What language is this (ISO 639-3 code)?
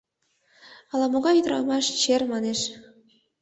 chm